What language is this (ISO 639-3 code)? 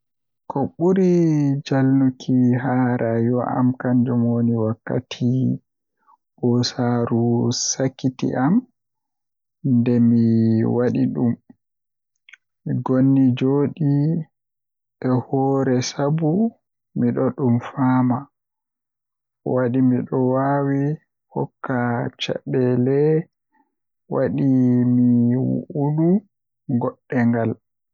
fuh